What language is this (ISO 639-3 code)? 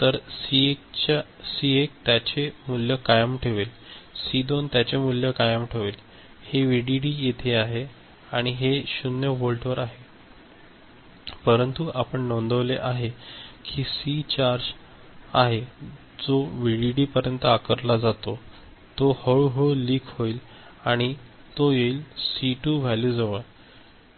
mar